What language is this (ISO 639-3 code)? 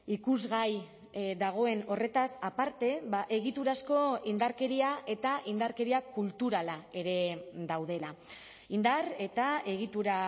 eus